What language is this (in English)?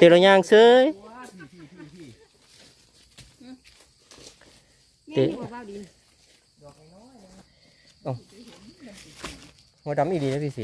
Thai